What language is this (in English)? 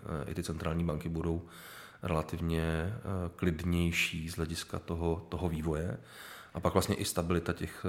Czech